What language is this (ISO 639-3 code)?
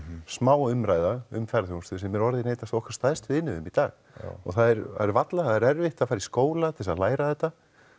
isl